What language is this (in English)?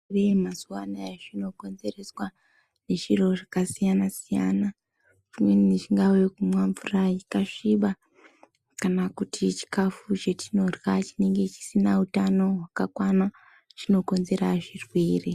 Ndau